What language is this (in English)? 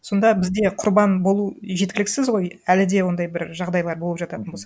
Kazakh